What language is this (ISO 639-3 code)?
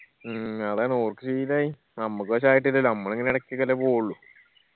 mal